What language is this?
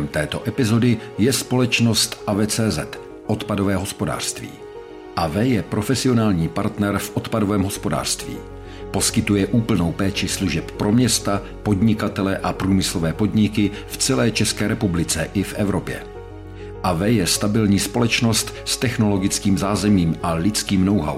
Czech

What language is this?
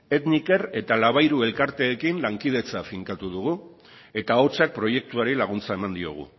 Basque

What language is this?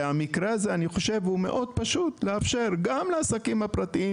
Hebrew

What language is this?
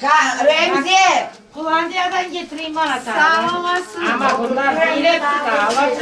Turkish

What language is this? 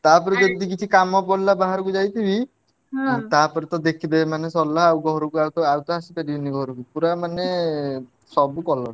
Odia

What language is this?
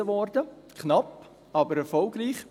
Swiss German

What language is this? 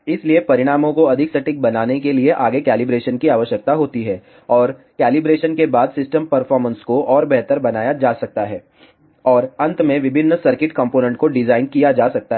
Hindi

